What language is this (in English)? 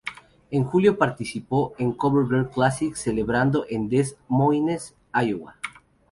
Spanish